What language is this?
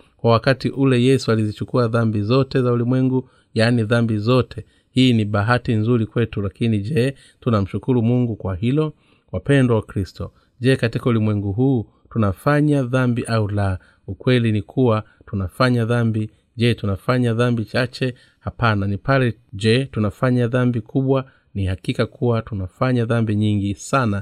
Swahili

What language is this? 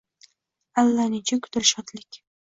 Uzbek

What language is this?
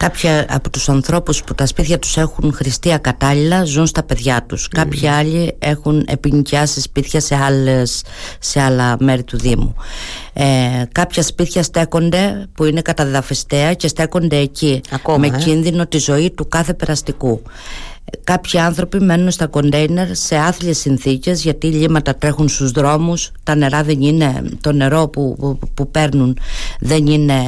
Greek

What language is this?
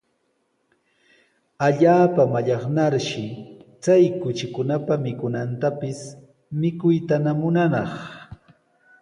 Sihuas Ancash Quechua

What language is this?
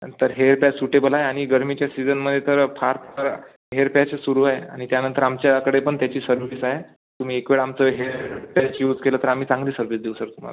Marathi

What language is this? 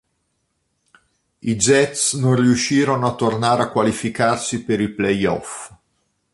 Italian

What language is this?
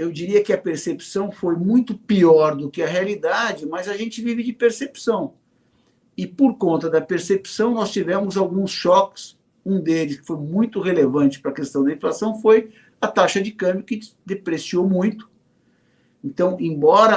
Portuguese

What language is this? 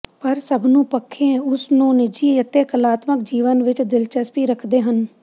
Punjabi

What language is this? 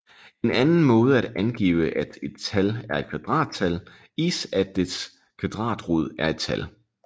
Danish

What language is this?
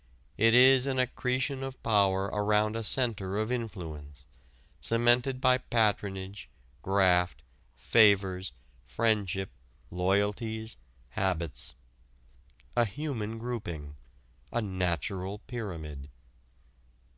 English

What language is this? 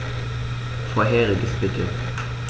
German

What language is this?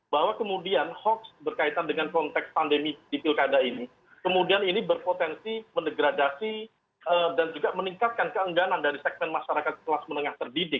Indonesian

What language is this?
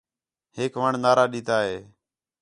Khetrani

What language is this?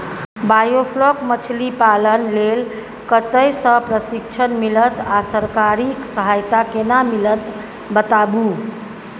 Maithili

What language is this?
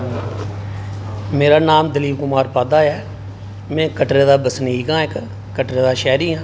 Dogri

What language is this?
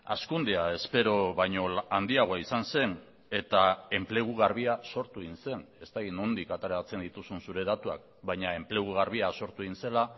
Basque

